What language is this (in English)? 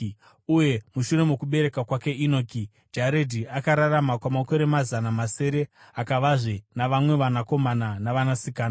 Shona